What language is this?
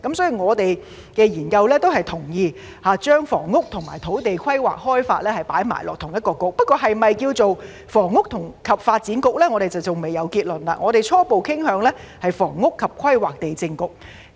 Cantonese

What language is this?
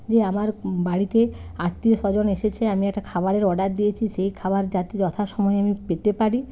Bangla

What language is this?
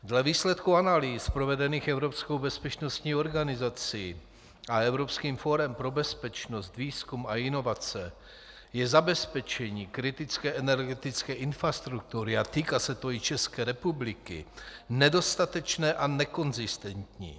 Czech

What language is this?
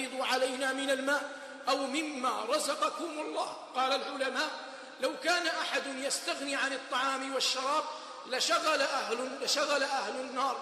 Arabic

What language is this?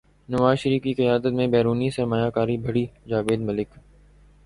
Urdu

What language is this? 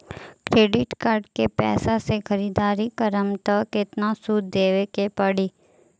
Bhojpuri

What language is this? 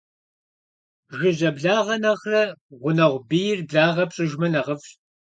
Kabardian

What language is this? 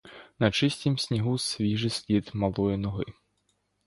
Ukrainian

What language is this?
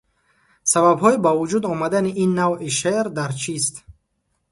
Tajik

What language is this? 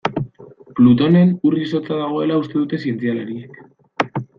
Basque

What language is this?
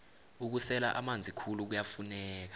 South Ndebele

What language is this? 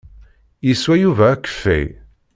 Kabyle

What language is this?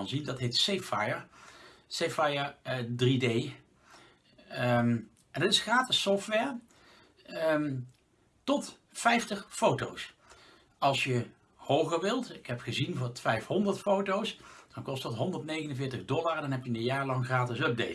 Dutch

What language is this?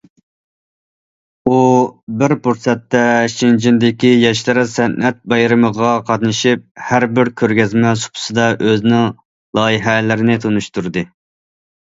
Uyghur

